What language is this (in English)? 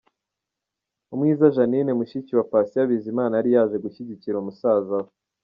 Kinyarwanda